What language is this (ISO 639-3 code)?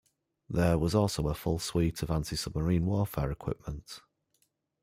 eng